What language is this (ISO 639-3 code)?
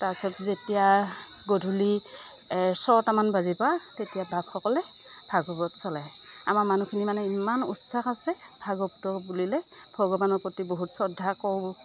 asm